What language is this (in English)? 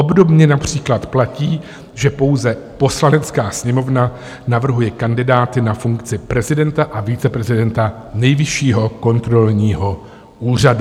Czech